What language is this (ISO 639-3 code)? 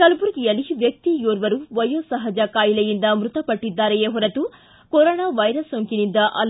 kan